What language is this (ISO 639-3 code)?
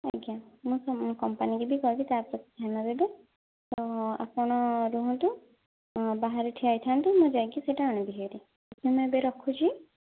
ori